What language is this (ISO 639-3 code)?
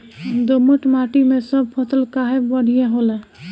bho